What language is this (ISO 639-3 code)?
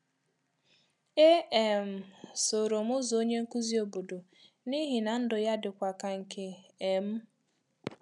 ibo